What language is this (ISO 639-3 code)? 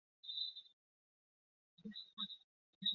zho